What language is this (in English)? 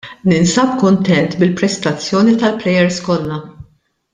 Maltese